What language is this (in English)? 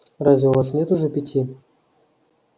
Russian